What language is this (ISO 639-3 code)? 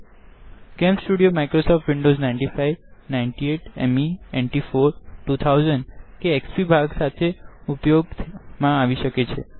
guj